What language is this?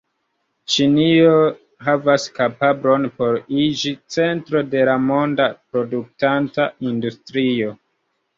Esperanto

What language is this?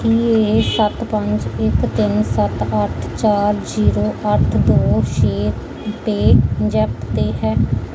Punjabi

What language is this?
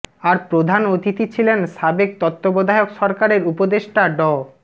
Bangla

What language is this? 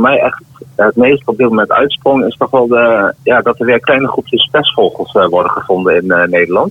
Dutch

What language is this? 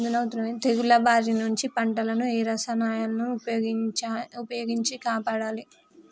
Telugu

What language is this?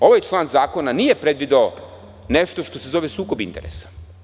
Serbian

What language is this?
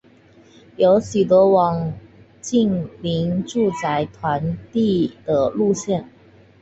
Chinese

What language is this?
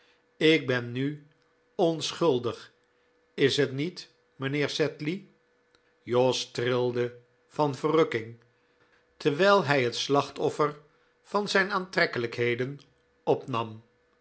Dutch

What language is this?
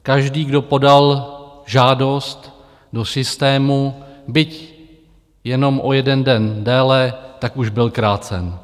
Czech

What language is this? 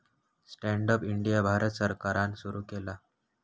Marathi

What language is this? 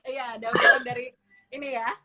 Indonesian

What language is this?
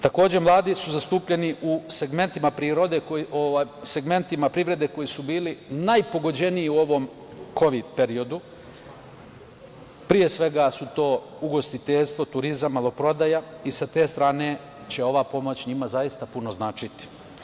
Serbian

